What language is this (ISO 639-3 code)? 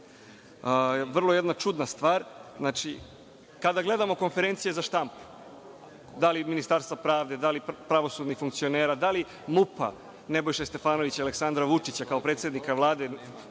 srp